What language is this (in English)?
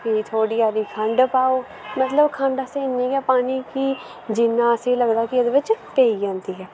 Dogri